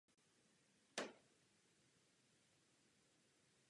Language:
Czech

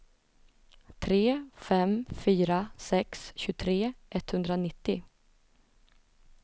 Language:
Swedish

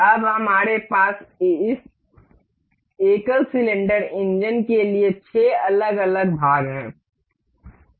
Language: Hindi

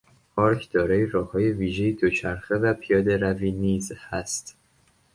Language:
Persian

